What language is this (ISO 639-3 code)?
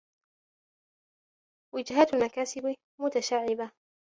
ara